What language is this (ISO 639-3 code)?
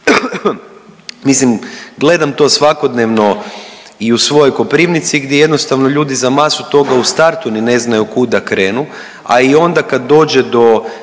hrv